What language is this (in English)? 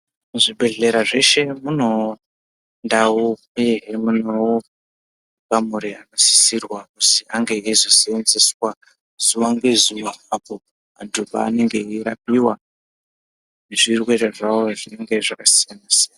Ndau